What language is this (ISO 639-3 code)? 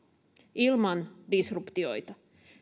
fin